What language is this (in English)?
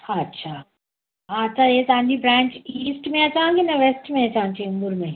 Sindhi